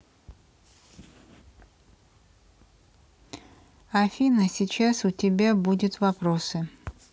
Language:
Russian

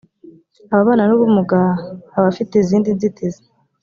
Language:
Kinyarwanda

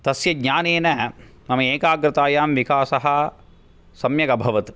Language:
Sanskrit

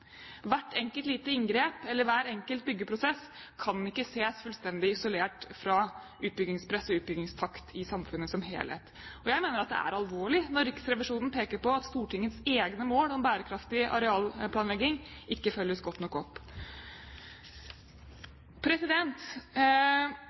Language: Norwegian Bokmål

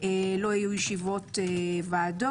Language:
Hebrew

